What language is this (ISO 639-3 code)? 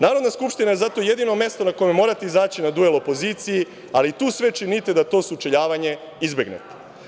srp